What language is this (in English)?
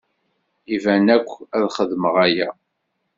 Kabyle